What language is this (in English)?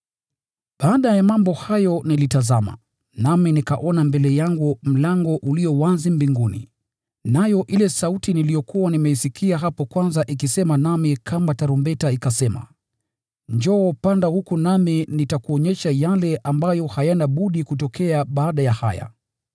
Swahili